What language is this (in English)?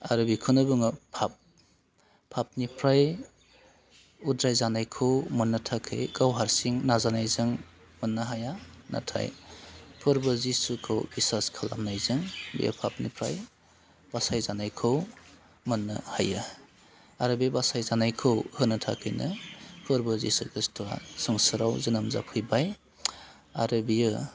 Bodo